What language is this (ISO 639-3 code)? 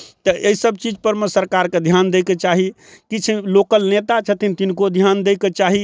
mai